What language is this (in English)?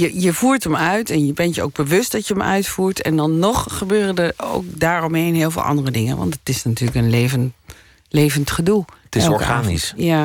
Dutch